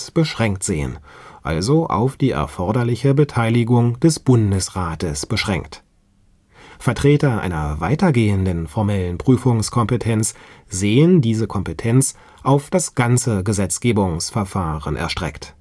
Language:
German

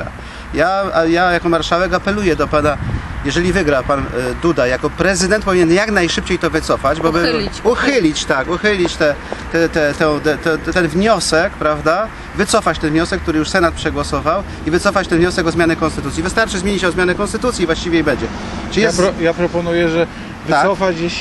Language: Polish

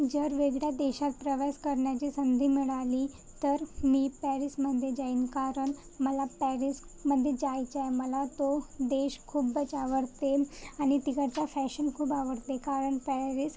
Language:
Marathi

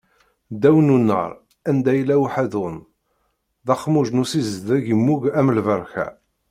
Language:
Kabyle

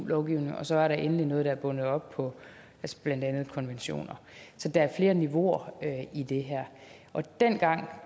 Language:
Danish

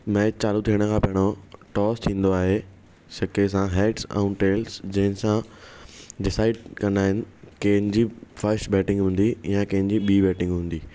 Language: Sindhi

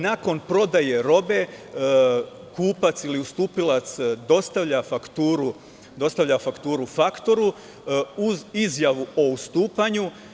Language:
Serbian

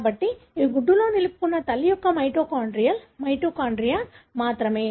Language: Telugu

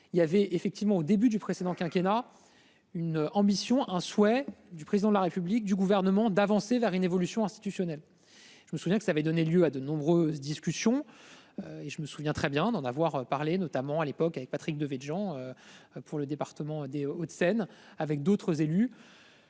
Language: French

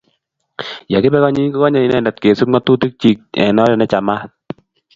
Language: Kalenjin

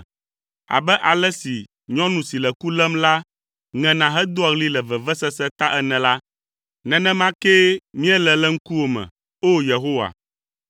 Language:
Ewe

